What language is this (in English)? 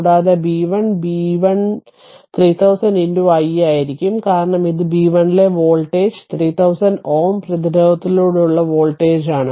Malayalam